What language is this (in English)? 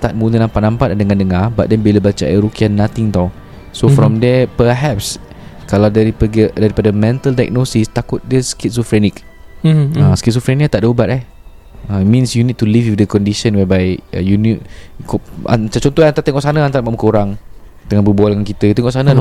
Malay